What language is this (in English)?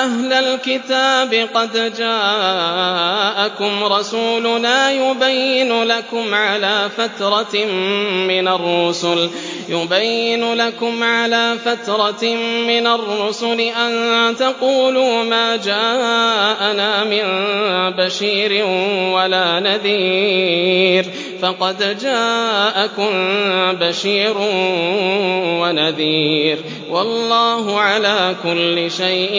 Arabic